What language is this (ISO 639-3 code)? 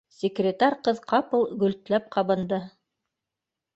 bak